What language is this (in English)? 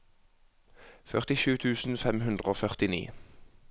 Norwegian